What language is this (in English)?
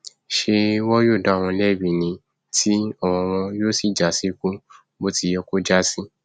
Yoruba